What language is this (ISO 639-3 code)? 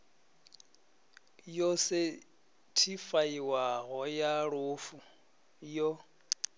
ven